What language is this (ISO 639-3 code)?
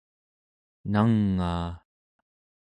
esu